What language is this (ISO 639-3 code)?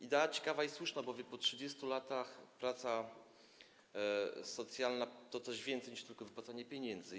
pol